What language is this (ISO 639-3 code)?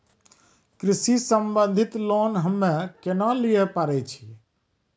mai